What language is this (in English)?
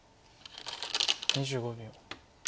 Japanese